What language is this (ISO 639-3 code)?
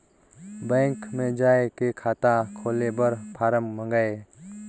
hne